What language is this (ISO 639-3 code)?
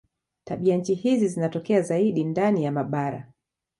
swa